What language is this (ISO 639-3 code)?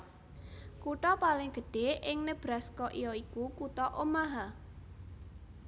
jav